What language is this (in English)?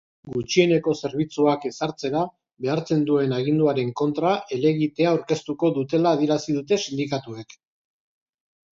Basque